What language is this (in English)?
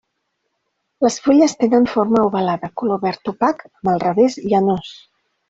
Catalan